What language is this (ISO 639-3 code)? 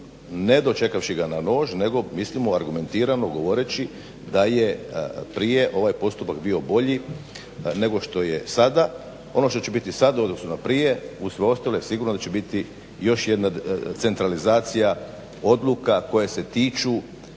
hrv